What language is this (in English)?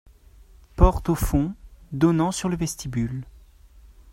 French